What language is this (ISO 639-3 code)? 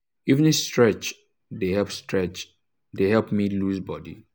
pcm